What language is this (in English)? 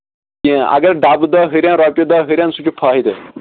Kashmiri